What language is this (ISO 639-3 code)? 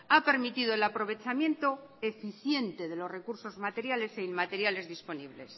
spa